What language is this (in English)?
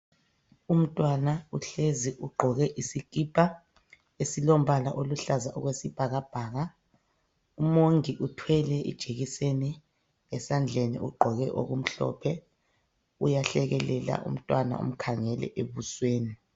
North Ndebele